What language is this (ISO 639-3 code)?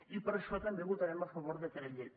cat